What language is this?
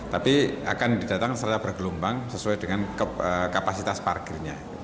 Indonesian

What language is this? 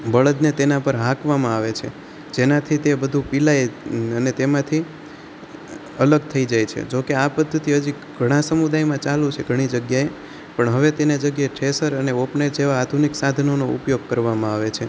Gujarati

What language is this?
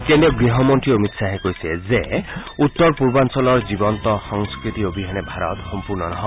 Assamese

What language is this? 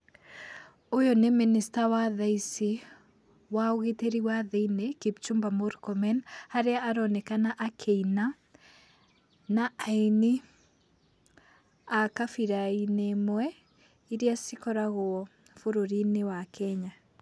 Kikuyu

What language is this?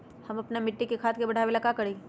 Magahi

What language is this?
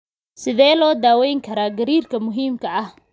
Somali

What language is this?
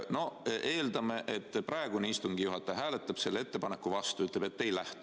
Estonian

